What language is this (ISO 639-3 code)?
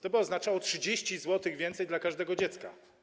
pol